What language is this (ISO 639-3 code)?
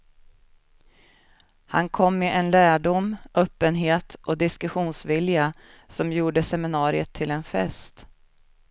swe